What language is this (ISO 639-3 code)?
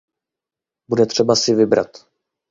ces